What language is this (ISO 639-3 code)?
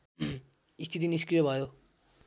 nep